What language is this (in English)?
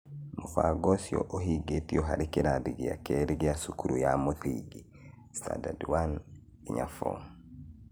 Kikuyu